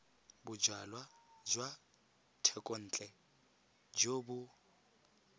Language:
Tswana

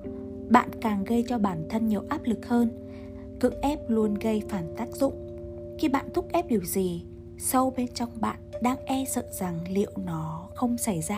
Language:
Vietnamese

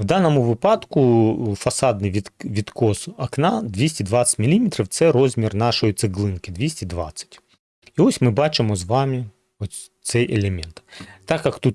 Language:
Ukrainian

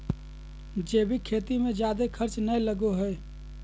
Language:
Magahi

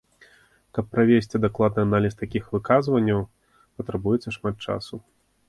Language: Belarusian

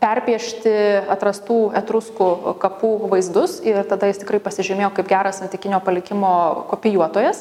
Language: Lithuanian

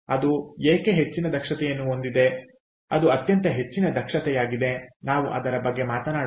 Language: Kannada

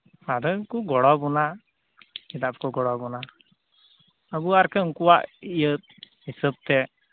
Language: Santali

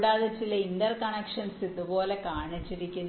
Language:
Malayalam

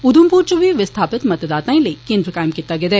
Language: Dogri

